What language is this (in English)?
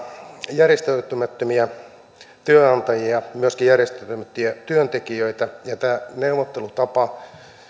Finnish